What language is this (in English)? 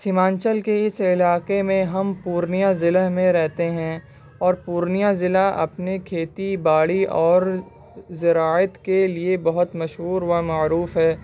Urdu